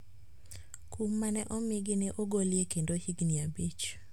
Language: Luo (Kenya and Tanzania)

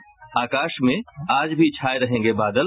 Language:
Hindi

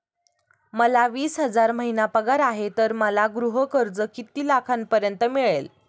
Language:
Marathi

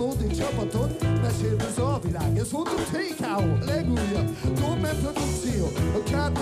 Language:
Hungarian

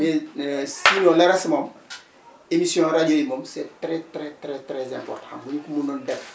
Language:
Wolof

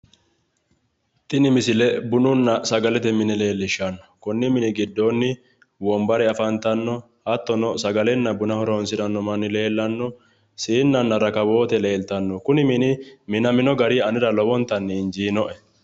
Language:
Sidamo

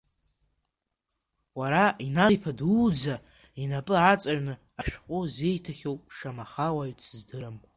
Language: Abkhazian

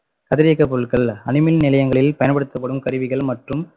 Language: Tamil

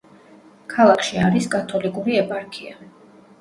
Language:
Georgian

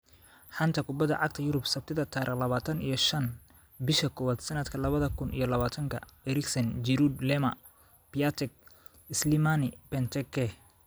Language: Somali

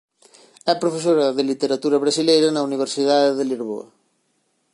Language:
Galician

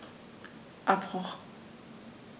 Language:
German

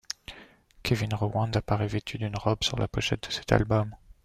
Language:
French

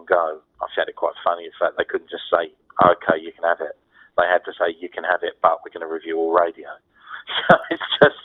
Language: English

